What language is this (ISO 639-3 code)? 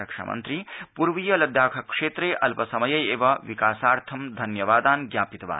san